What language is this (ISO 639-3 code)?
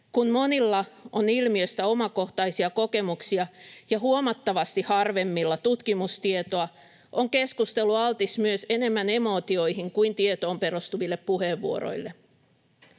fin